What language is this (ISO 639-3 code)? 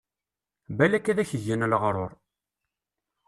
kab